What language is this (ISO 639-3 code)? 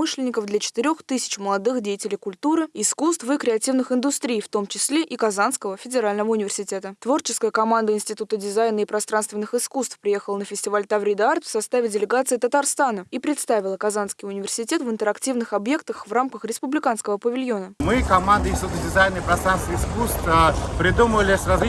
rus